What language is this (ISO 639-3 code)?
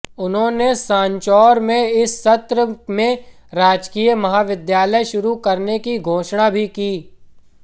hin